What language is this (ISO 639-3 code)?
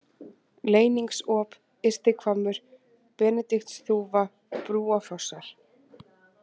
isl